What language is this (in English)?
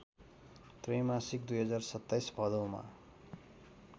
Nepali